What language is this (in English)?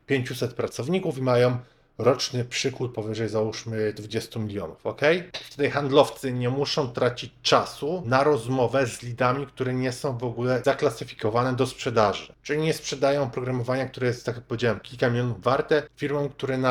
Polish